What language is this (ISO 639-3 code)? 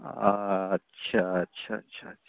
mai